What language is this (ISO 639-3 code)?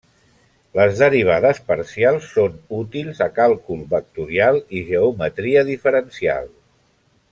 cat